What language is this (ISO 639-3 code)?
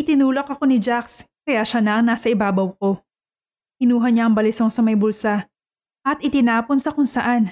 fil